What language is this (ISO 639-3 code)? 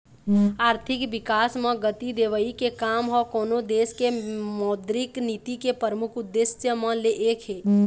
hne